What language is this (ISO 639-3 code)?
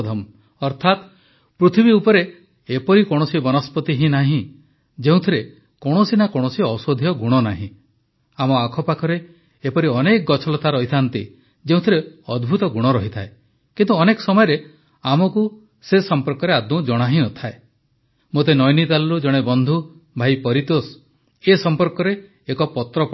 ori